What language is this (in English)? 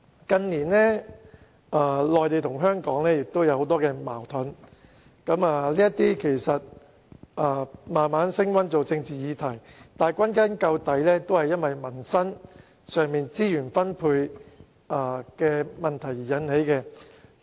Cantonese